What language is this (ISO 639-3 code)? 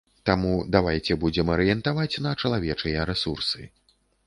bel